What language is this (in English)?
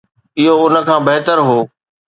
Sindhi